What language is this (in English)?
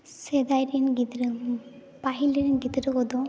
Santali